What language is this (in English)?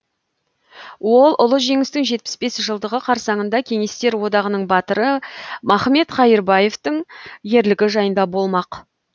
Kazakh